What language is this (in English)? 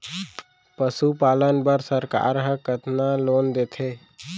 Chhattisgarhi